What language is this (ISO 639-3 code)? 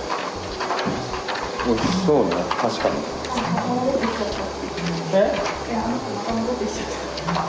jpn